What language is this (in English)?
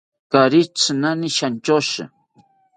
South Ucayali Ashéninka